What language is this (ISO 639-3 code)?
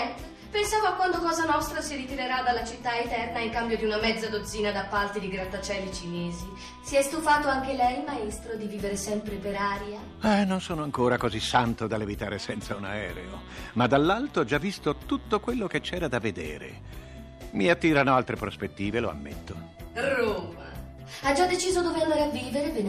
ita